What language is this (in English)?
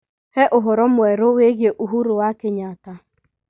Kikuyu